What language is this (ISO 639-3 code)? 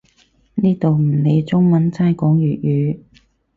yue